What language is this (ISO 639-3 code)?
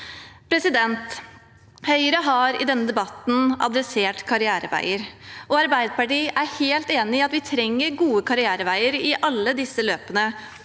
nor